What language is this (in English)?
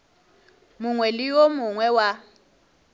Northern Sotho